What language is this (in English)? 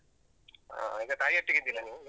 Kannada